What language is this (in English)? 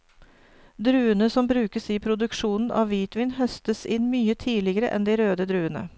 Norwegian